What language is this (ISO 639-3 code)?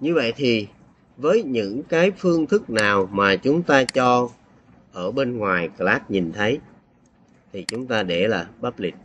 vie